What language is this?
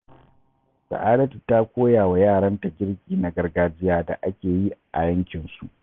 Hausa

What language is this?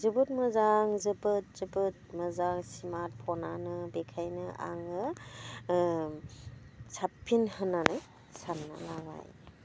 Bodo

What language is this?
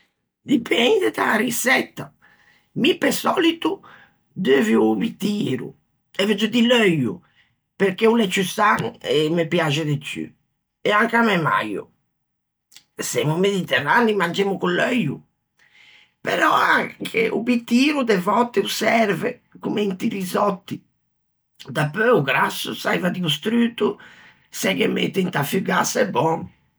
Ligurian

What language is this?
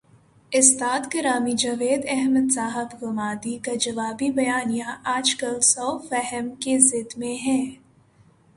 Urdu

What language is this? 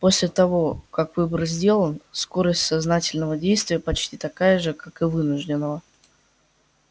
Russian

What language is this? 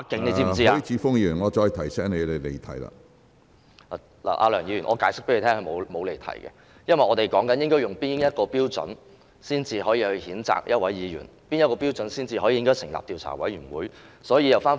Cantonese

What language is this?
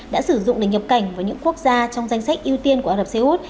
Vietnamese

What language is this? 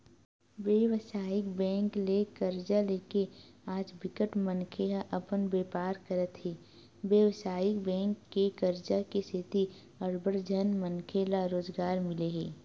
Chhattisgarhi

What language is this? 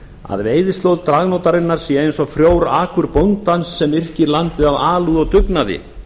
Icelandic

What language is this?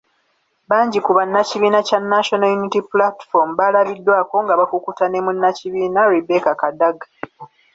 Ganda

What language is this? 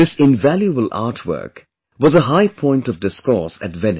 English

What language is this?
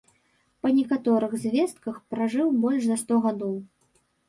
Belarusian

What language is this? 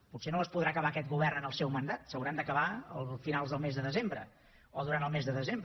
Catalan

